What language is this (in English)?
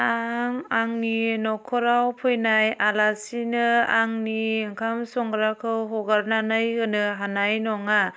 Bodo